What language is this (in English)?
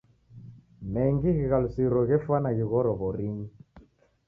Taita